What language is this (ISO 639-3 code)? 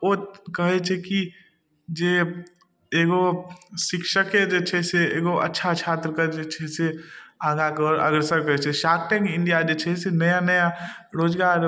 mai